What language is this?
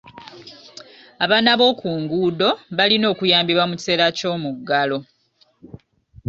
Ganda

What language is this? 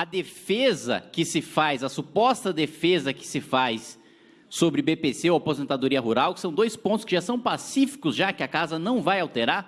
Portuguese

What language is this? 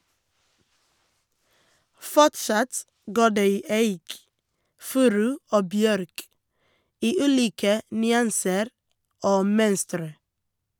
Norwegian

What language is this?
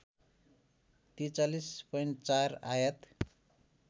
Nepali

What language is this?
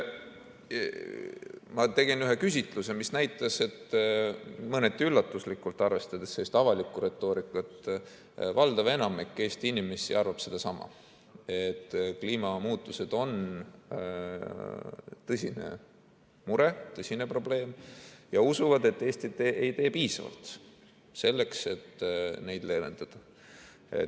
Estonian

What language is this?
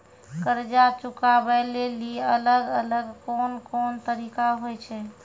Maithili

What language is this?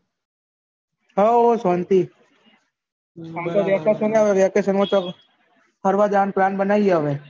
Gujarati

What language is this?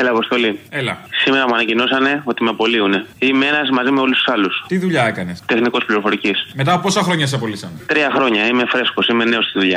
Greek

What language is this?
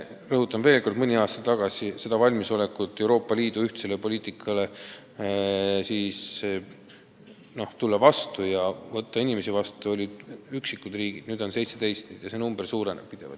Estonian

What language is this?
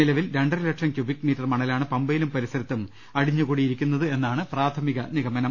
Malayalam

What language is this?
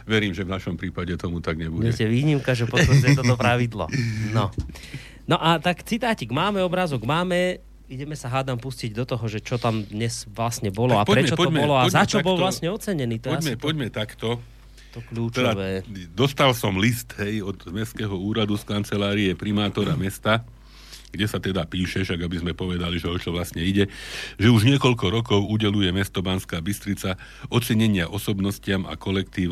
Slovak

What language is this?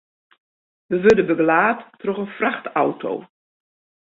Western Frisian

